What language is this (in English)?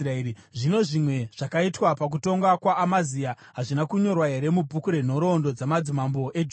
Shona